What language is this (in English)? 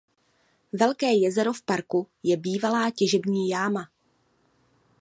Czech